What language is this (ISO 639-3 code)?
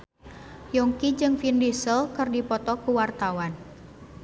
sun